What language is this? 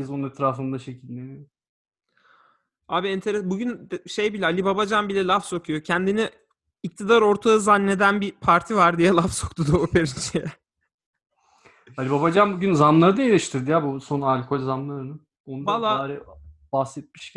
Turkish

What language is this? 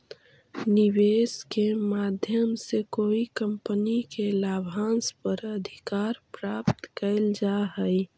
Magahi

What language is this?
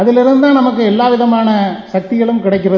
Tamil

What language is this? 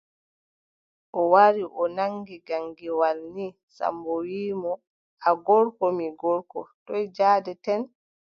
Adamawa Fulfulde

